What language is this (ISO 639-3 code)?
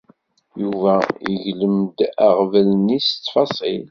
kab